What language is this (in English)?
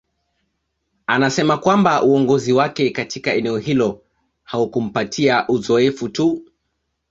Swahili